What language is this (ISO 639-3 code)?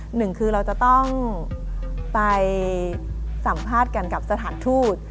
tha